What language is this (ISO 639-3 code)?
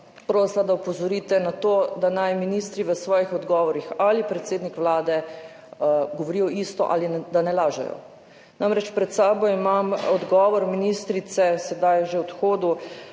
slv